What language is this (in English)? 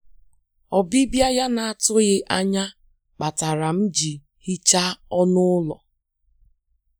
Igbo